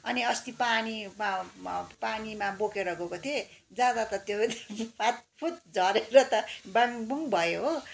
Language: Nepali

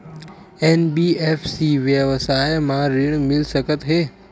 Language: Chhattisgarhi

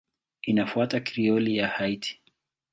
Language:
Swahili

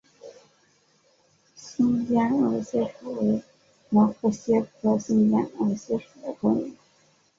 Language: Chinese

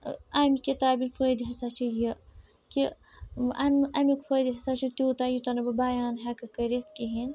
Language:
Kashmiri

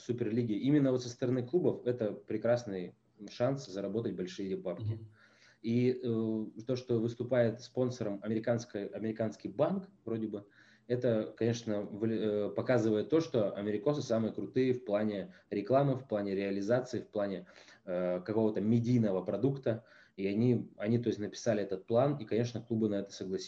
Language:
Russian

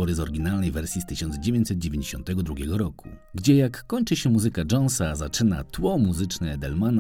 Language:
Polish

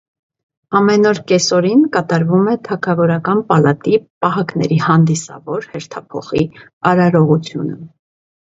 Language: Armenian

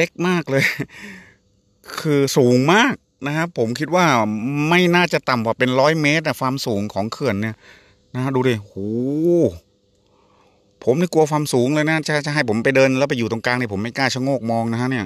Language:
Thai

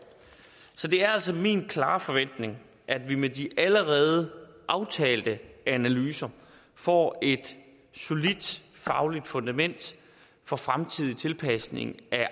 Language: Danish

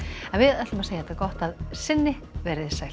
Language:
Icelandic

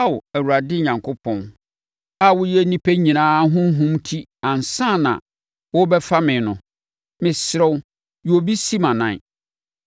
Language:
Akan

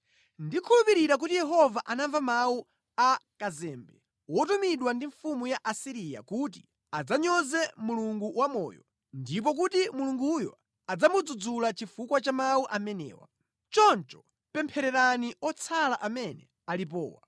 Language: Nyanja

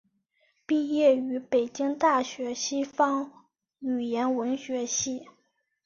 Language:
Chinese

